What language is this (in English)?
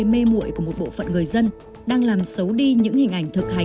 Vietnamese